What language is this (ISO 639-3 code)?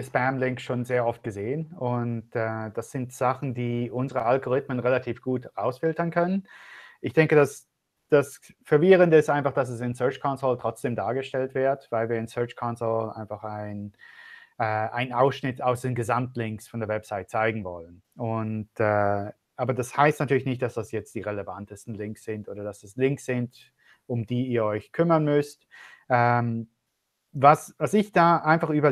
deu